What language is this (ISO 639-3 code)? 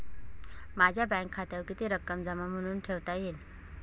mar